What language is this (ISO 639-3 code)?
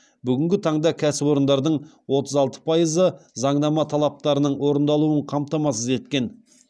kaz